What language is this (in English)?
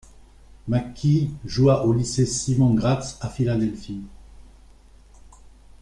French